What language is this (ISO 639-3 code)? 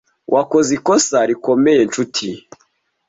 kin